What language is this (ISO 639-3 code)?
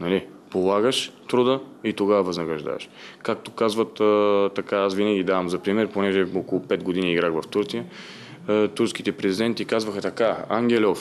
bul